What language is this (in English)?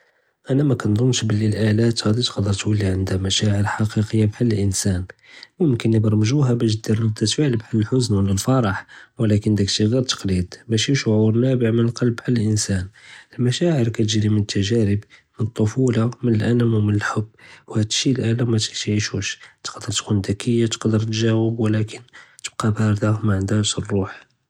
Judeo-Arabic